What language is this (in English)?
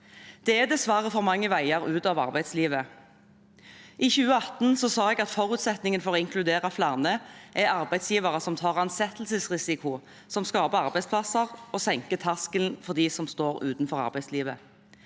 Norwegian